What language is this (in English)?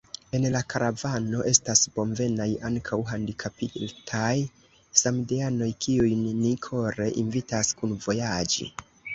Esperanto